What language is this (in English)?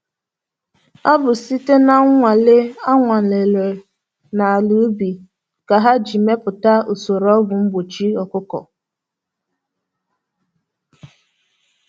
Igbo